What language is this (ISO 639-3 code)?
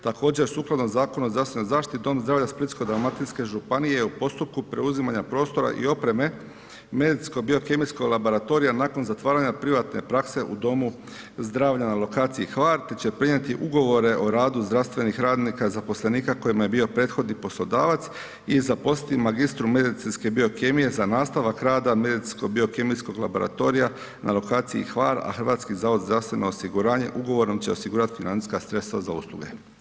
hrv